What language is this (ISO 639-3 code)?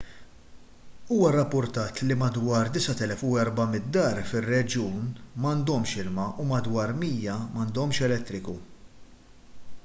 mlt